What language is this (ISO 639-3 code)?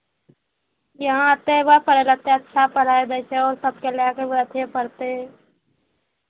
mai